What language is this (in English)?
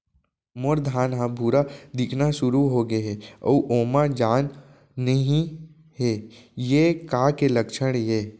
Chhattisgarhi